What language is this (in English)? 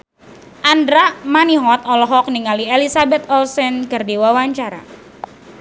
Sundanese